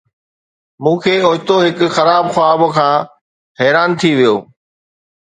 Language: Sindhi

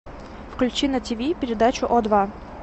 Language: Russian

